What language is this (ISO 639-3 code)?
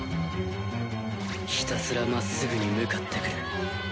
jpn